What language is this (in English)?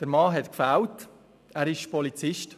Swiss German